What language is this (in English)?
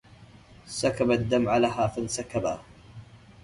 Arabic